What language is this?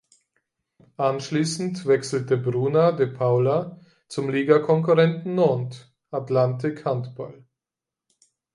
German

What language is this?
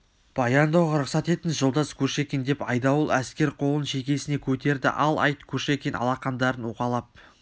Kazakh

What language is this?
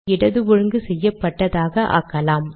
Tamil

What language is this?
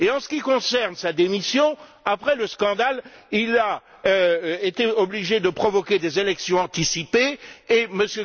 French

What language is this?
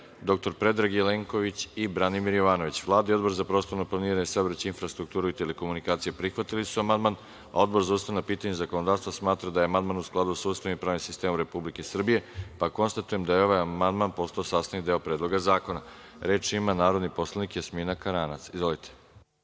Serbian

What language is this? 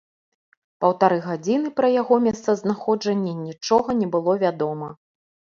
Belarusian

